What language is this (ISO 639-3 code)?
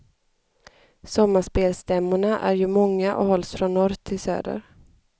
swe